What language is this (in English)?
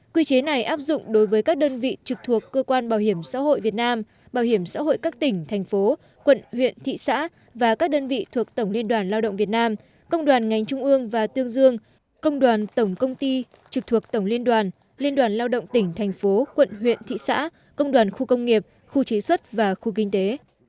Vietnamese